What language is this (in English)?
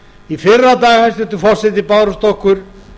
Icelandic